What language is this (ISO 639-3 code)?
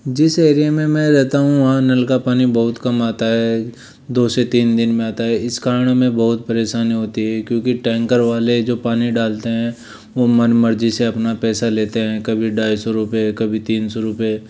hin